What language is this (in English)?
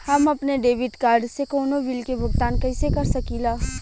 Bhojpuri